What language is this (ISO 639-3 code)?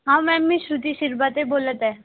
mar